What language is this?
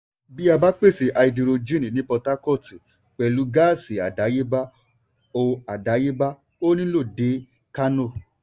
Yoruba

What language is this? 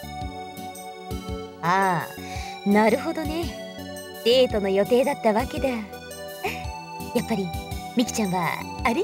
Japanese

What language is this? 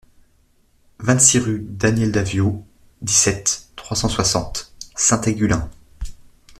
French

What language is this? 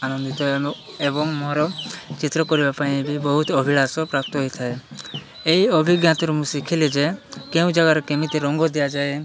Odia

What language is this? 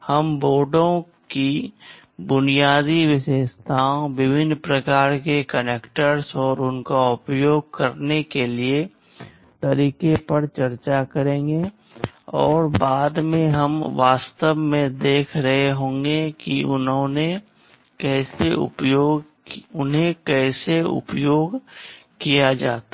Hindi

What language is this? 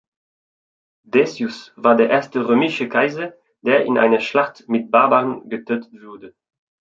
German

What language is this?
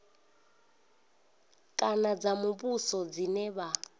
Venda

